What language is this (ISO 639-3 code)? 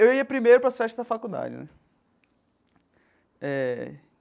por